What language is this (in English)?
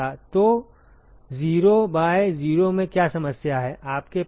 Hindi